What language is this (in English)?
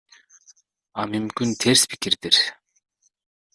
Kyrgyz